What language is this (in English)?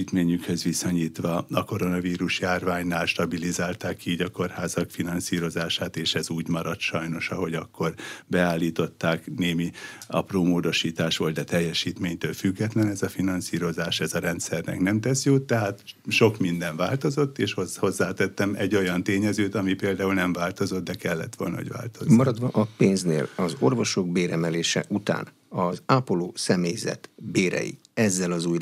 Hungarian